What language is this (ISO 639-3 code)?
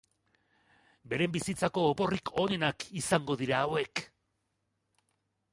eus